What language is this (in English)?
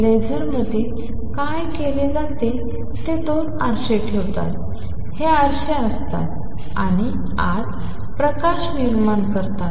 Marathi